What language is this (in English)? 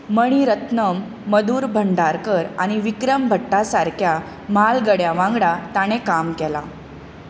Konkani